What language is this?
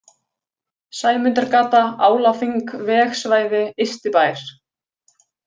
Icelandic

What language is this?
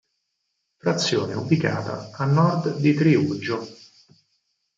Italian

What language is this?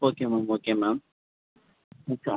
Tamil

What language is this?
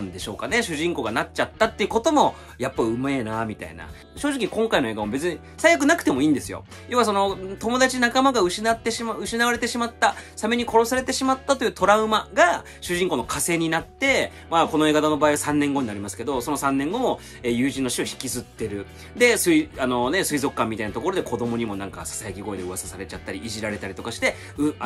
Japanese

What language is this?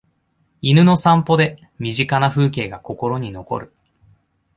Japanese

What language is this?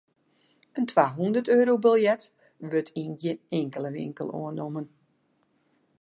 Western Frisian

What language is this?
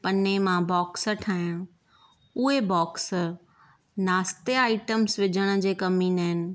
Sindhi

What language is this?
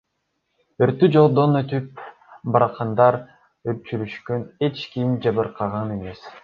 Kyrgyz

